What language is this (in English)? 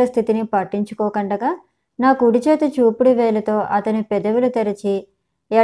Telugu